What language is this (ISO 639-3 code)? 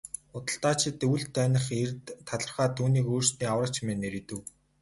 mon